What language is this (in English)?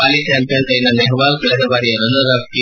Kannada